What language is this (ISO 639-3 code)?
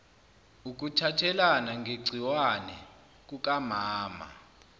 zul